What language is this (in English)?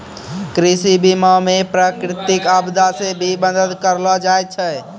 Maithili